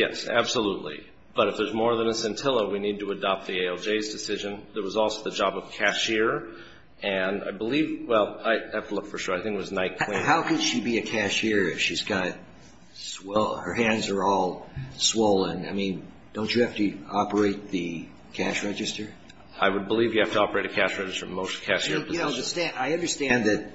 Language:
English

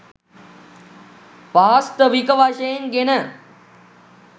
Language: Sinhala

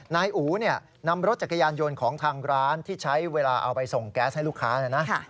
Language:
Thai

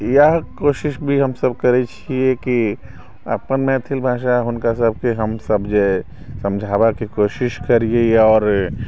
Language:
Maithili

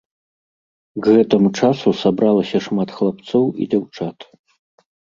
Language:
Belarusian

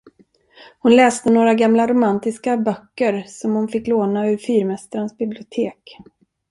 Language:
Swedish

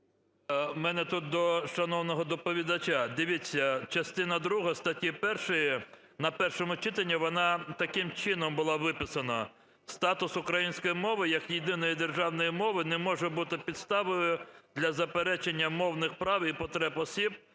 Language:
Ukrainian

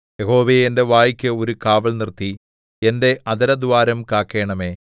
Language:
Malayalam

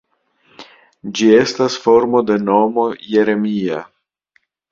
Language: Esperanto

